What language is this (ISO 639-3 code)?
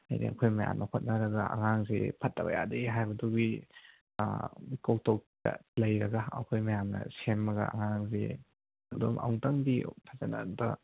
mni